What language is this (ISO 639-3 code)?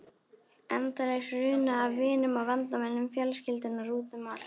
isl